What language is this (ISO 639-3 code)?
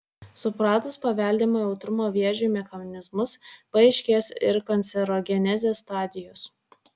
lit